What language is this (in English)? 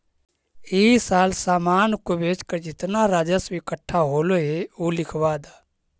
Magahi